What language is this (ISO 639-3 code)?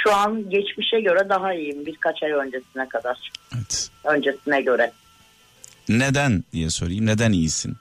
tur